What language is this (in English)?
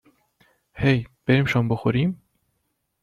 Persian